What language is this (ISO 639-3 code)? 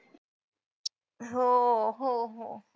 mar